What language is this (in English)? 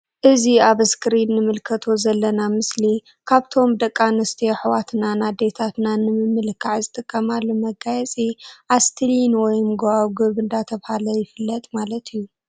Tigrinya